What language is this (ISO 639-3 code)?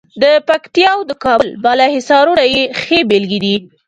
pus